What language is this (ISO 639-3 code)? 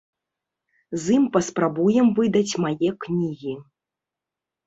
bel